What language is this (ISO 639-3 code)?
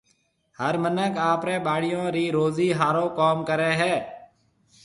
mve